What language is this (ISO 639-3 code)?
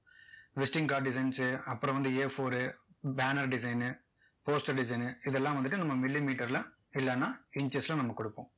tam